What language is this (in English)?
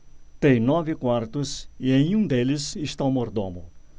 Portuguese